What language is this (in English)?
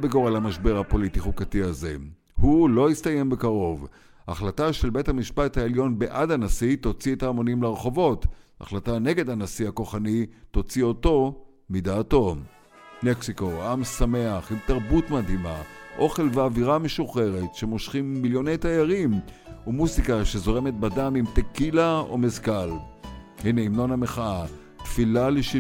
Hebrew